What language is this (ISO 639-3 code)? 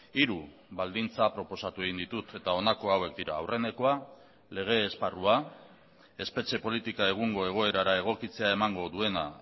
eus